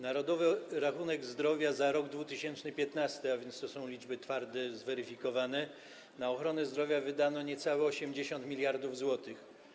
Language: Polish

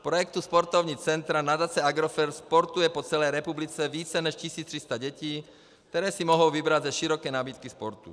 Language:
Czech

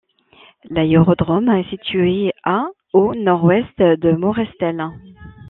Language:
French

